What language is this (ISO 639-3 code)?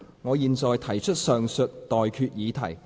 yue